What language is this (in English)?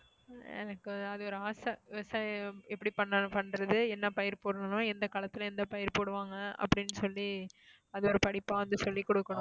Tamil